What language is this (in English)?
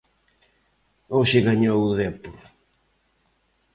Galician